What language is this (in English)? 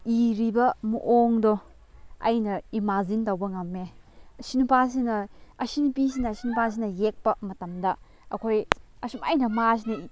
Manipuri